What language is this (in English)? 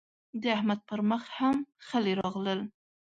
Pashto